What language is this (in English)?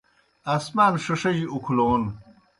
Kohistani Shina